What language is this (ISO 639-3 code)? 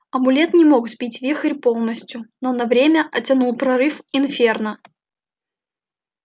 rus